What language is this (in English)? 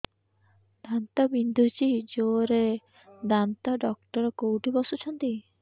Odia